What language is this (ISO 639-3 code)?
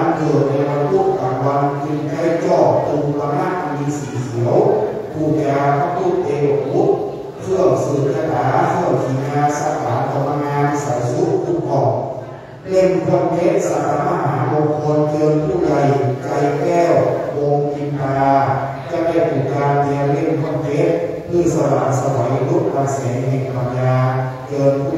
tha